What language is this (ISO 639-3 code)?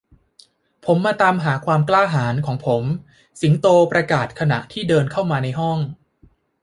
tha